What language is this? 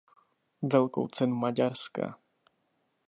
Czech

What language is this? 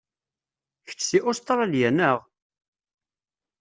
Kabyle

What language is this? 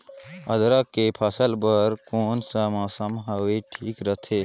Chhattisgarhi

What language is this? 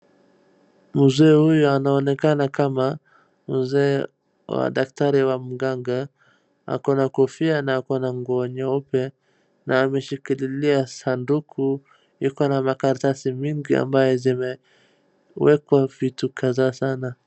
Swahili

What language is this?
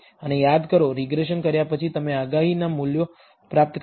Gujarati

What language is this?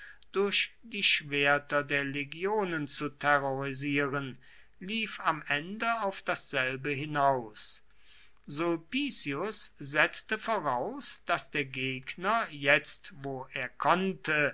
German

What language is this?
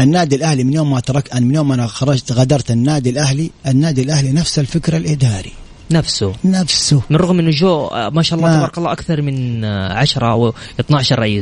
Arabic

